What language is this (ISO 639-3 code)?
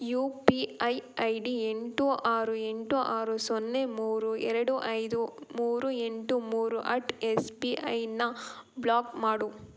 kan